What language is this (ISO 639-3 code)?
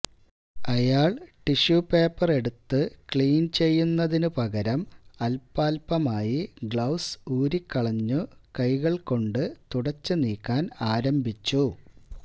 mal